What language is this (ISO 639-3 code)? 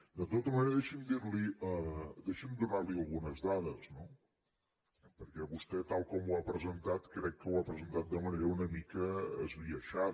cat